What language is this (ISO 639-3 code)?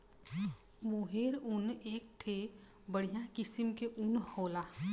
bho